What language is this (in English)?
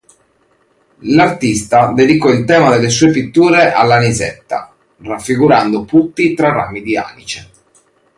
Italian